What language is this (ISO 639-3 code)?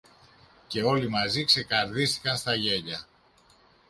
ell